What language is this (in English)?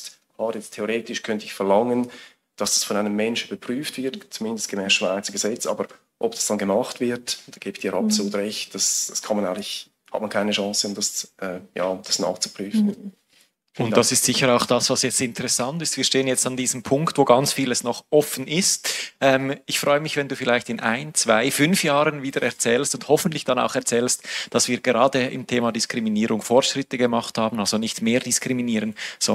German